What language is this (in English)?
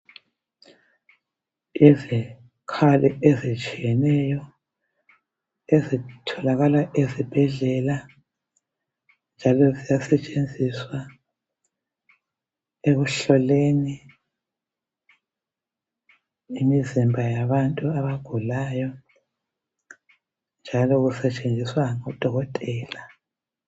North Ndebele